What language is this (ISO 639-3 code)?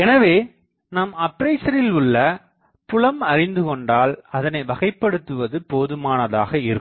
tam